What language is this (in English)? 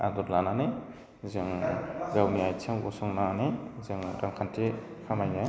Bodo